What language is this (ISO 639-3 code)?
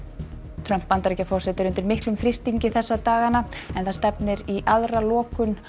isl